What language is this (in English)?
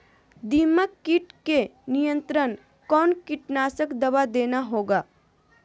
Magahi